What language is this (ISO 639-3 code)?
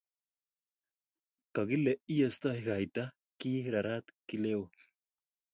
kln